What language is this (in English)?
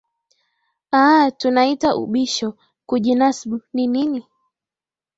Swahili